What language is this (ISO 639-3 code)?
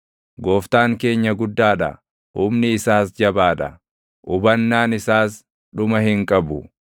orm